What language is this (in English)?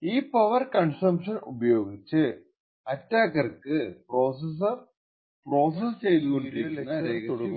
Malayalam